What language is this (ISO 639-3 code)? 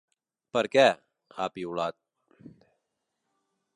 cat